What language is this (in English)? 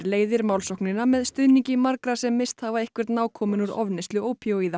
Icelandic